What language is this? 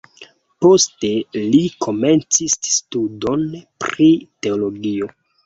Esperanto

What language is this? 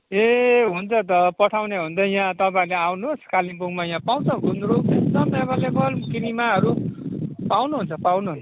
Nepali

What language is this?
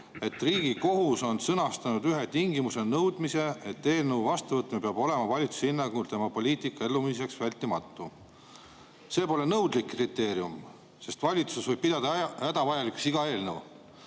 Estonian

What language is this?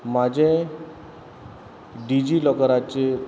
Konkani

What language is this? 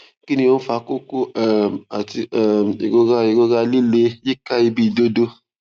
Yoruba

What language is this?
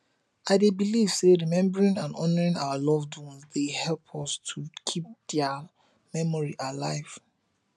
Nigerian Pidgin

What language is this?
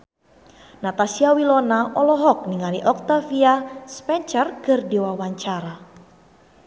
Sundanese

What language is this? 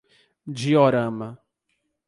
Portuguese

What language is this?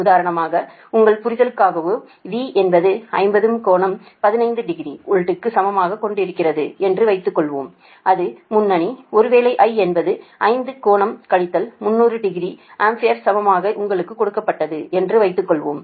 Tamil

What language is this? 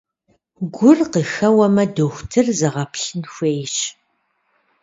Kabardian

